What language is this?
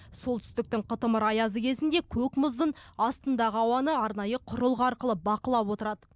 Kazakh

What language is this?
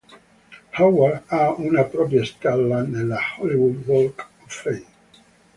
Italian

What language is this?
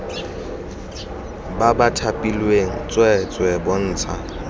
Tswana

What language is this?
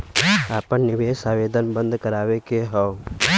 Bhojpuri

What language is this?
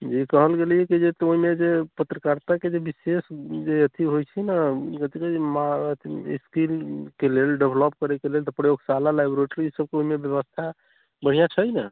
Maithili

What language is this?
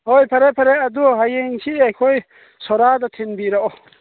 Manipuri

